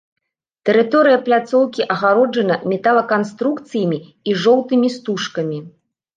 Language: Belarusian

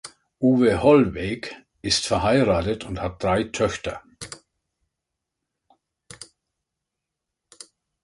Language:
German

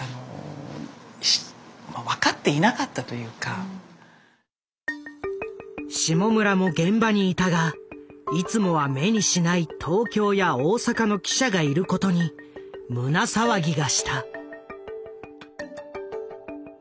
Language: Japanese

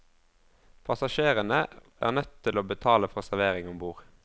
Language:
Norwegian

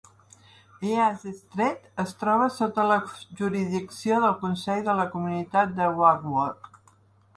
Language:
Catalan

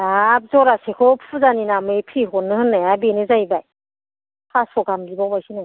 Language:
Bodo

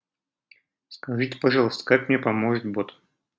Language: Russian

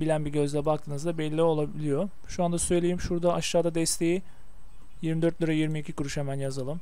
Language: Turkish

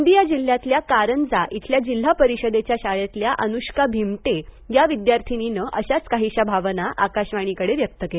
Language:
Marathi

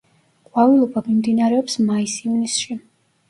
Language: Georgian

